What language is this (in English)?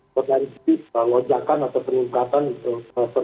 Indonesian